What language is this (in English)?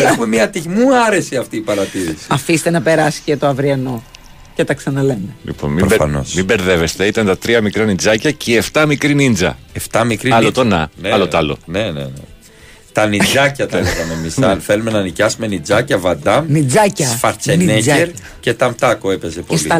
Greek